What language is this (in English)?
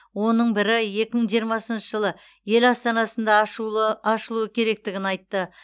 Kazakh